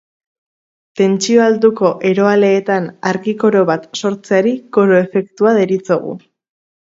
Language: Basque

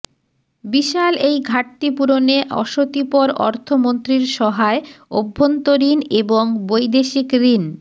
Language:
Bangla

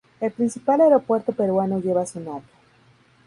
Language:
Spanish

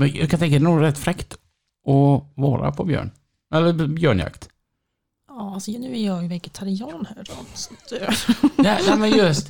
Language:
Swedish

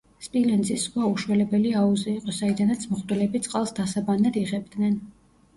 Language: Georgian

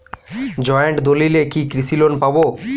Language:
Bangla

